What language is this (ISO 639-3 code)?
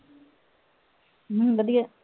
pan